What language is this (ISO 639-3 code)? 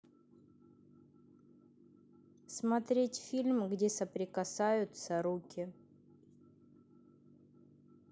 rus